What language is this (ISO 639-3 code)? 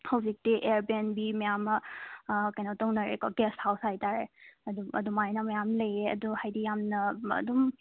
mni